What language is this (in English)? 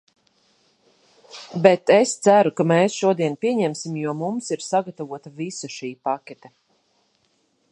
Latvian